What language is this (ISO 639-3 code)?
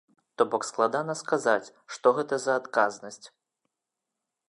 bel